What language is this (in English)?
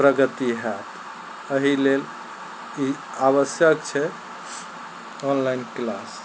Maithili